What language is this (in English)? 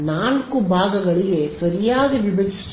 Kannada